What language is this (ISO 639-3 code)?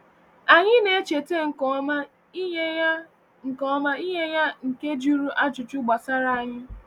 ibo